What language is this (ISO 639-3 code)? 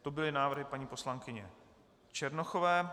ces